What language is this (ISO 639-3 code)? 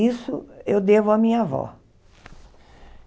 por